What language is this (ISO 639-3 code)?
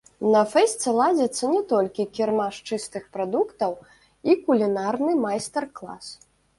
bel